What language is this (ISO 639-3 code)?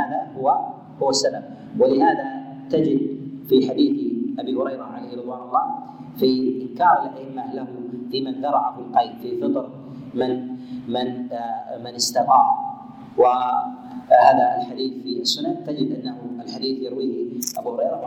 ara